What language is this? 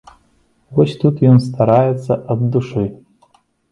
Belarusian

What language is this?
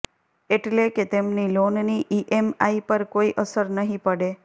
Gujarati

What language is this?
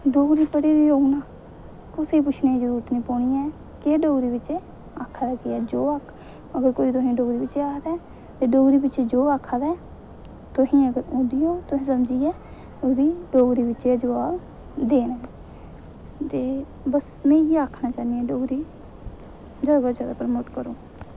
Dogri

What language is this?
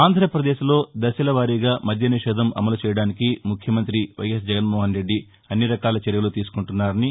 Telugu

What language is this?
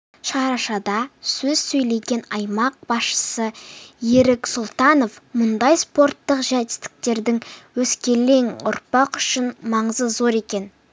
Kazakh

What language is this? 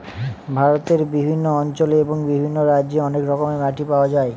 Bangla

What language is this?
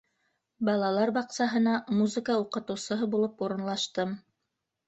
Bashkir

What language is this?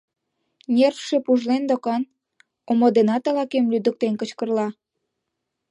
Mari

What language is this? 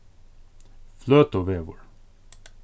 Faroese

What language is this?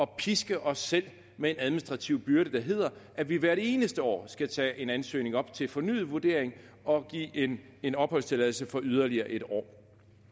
Danish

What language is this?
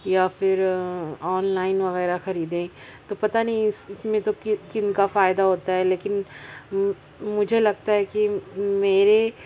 Urdu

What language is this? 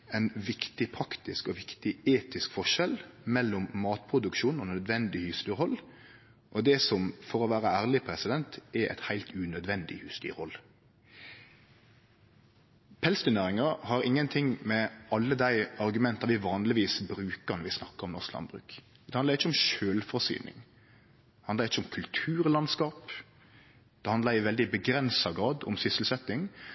Norwegian Nynorsk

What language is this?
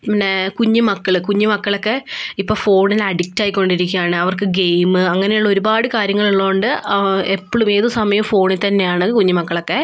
Malayalam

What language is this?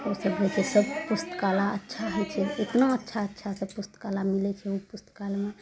Maithili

